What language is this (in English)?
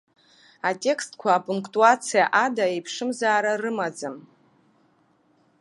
Abkhazian